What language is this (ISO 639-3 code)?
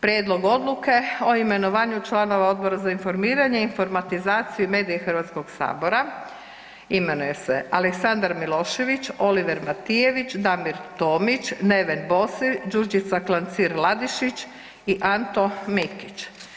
hrv